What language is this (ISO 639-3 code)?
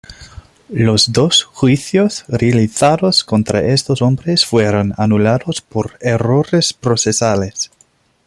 spa